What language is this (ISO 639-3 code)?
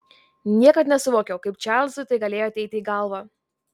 lit